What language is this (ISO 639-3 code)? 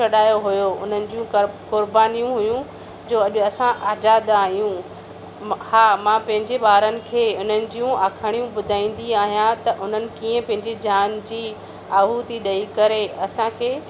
snd